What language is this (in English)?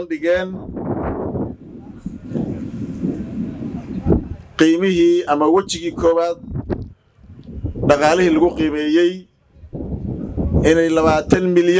Arabic